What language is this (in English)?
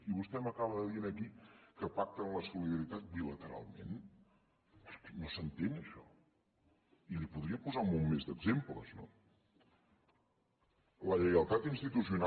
Catalan